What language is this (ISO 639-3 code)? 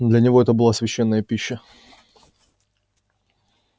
rus